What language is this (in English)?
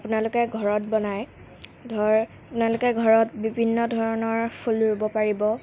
Assamese